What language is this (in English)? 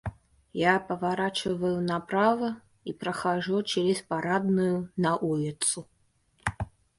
Russian